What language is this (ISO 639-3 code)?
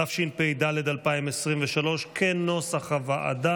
heb